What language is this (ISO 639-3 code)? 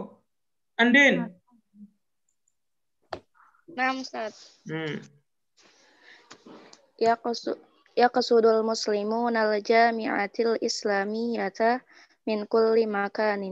ind